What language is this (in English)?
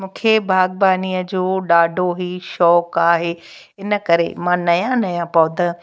Sindhi